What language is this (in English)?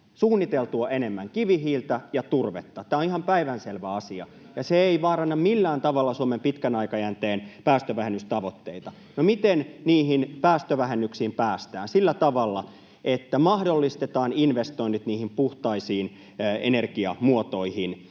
Finnish